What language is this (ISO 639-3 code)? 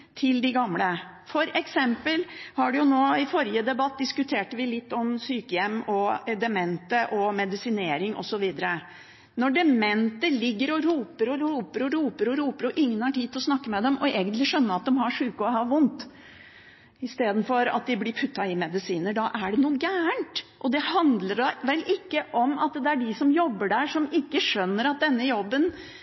nob